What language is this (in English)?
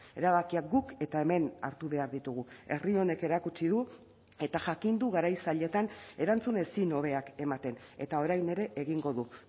Basque